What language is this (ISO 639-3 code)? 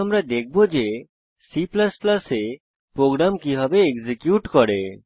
ben